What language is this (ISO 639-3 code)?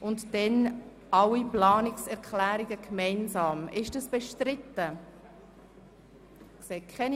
gsw